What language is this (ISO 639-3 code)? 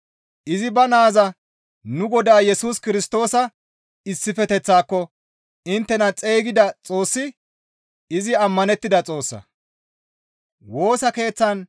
gmv